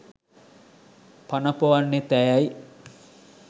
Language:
Sinhala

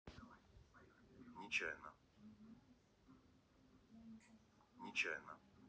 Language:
Russian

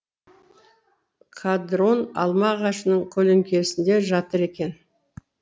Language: Kazakh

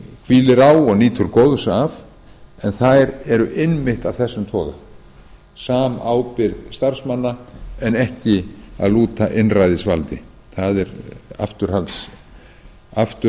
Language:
Icelandic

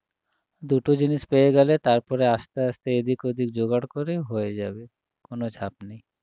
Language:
Bangla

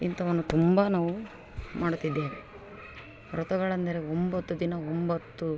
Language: Kannada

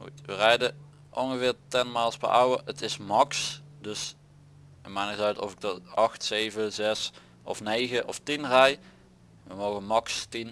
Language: Dutch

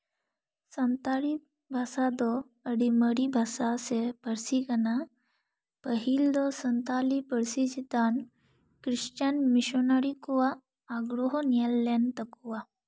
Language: Santali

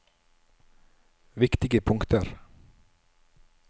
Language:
Norwegian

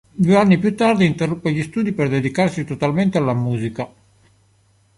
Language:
Italian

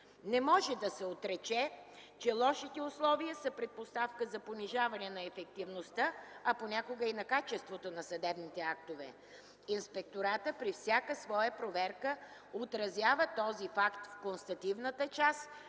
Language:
Bulgarian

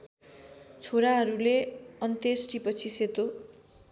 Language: Nepali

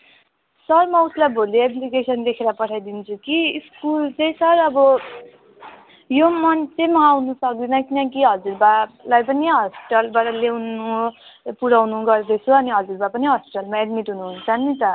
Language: Nepali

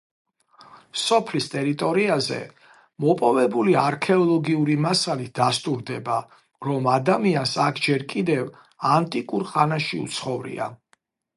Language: Georgian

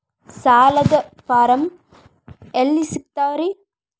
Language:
Kannada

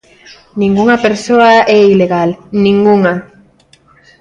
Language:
Galician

